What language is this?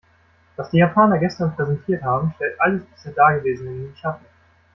German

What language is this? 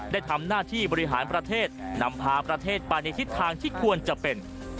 Thai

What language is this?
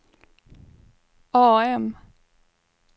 Swedish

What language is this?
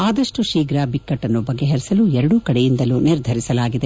Kannada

